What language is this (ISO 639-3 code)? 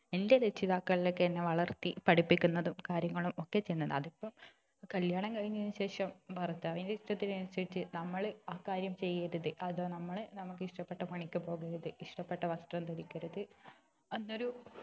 mal